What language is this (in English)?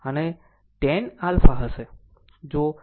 Gujarati